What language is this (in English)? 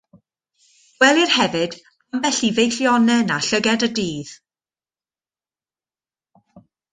Welsh